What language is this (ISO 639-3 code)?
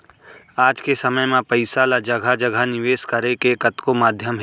hne